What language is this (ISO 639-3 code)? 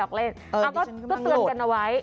tha